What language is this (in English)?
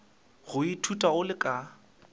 Northern Sotho